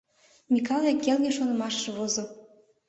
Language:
Mari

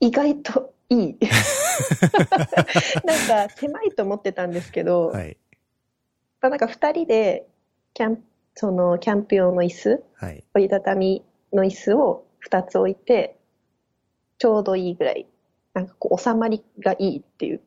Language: Japanese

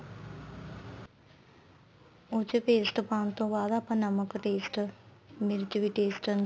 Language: Punjabi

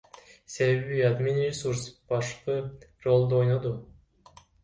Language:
Kyrgyz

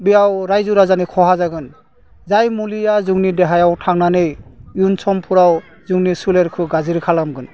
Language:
Bodo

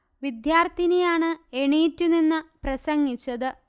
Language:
Malayalam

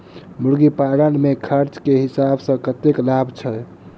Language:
Maithili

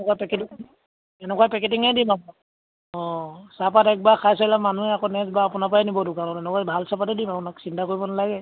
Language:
Assamese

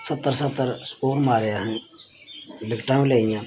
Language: Dogri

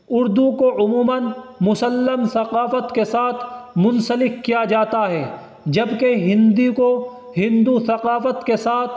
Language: Urdu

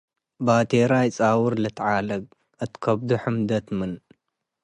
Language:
Tigre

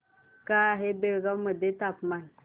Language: Marathi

